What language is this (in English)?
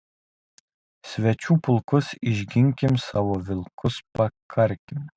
Lithuanian